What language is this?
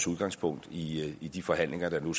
Danish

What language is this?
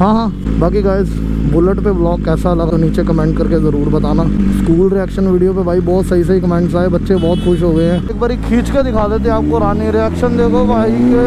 Hindi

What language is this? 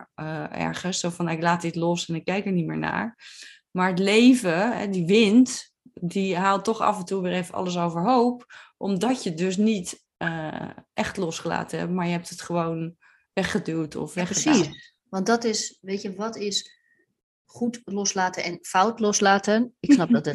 Dutch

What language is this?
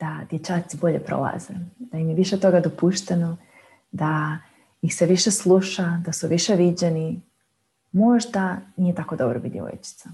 Croatian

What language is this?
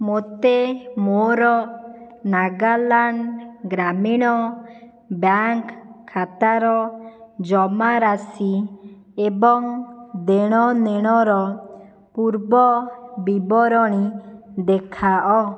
Odia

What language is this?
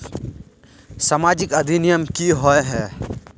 Magahi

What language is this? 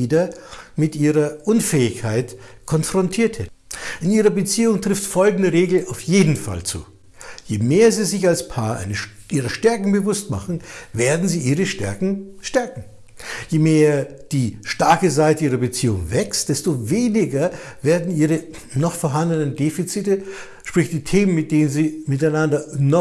German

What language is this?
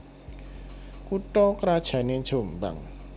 Javanese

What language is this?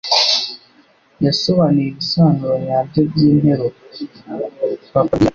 Kinyarwanda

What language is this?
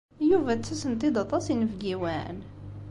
Kabyle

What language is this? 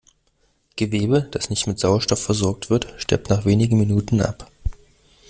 German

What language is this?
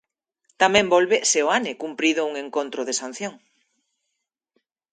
Galician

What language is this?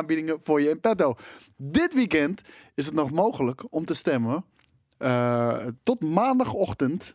Dutch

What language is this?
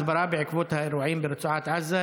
Hebrew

